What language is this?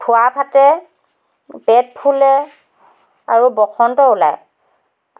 Assamese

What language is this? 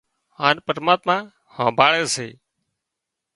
Wadiyara Koli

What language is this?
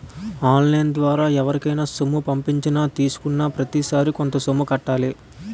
Telugu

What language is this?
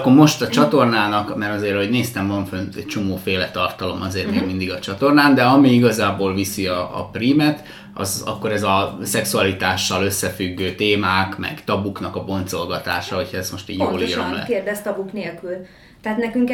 Hungarian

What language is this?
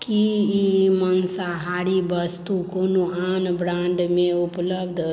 Maithili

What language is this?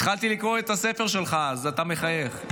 Hebrew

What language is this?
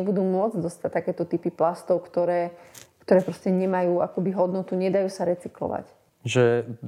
Slovak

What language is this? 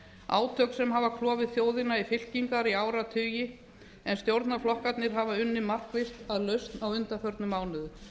Icelandic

